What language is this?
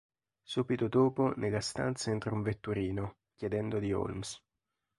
Italian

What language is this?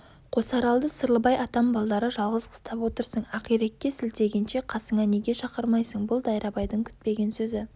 Kazakh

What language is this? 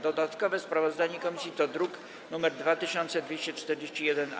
Polish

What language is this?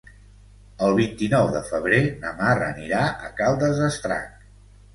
Catalan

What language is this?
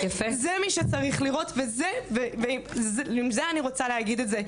Hebrew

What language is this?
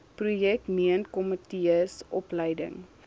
Afrikaans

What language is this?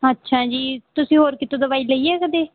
Punjabi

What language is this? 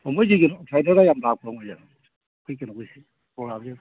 Manipuri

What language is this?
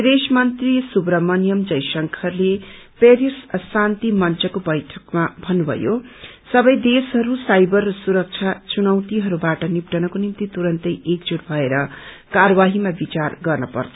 Nepali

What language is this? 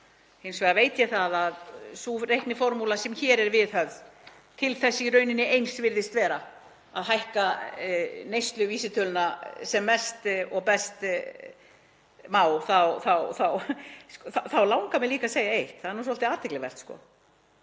Icelandic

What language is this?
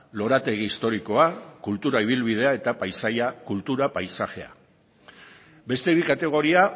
Basque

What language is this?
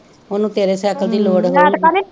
Punjabi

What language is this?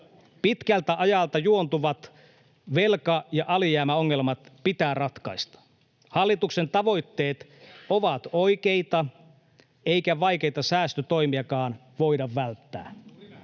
Finnish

